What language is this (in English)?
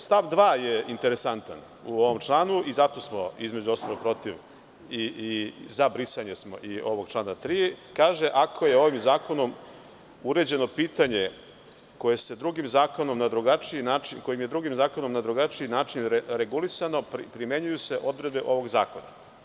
Serbian